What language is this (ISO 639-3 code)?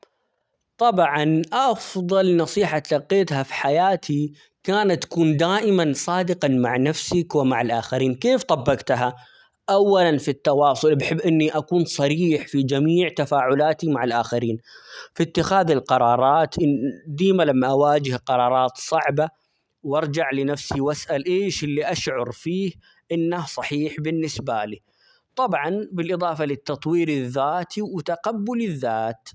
acx